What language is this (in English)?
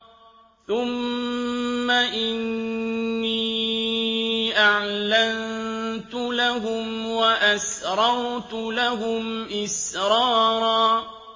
Arabic